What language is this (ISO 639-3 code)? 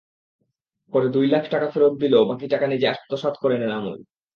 ben